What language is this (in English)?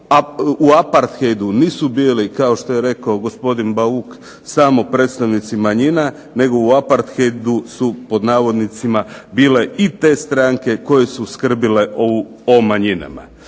Croatian